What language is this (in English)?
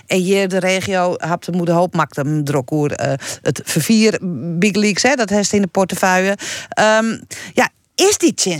Dutch